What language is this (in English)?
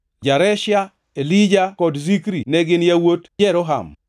Luo (Kenya and Tanzania)